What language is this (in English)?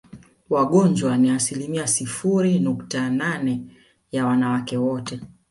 Swahili